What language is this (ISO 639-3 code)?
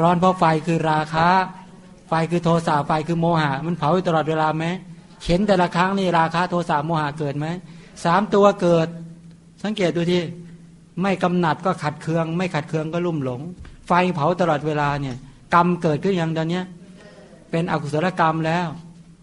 tha